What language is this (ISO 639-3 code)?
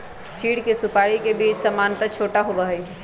mag